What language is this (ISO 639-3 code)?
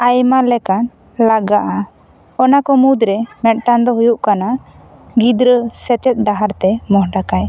sat